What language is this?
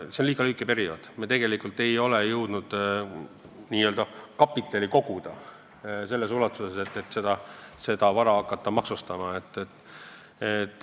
Estonian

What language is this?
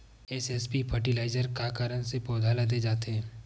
Chhattisgarhi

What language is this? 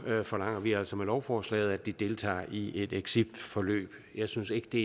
Danish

